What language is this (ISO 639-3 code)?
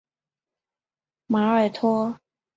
zho